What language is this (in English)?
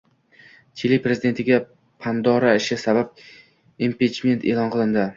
Uzbek